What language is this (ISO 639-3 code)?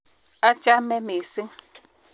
kln